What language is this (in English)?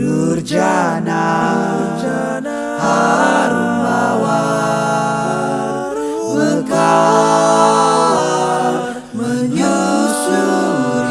Indonesian